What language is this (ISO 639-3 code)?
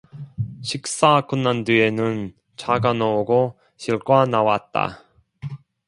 kor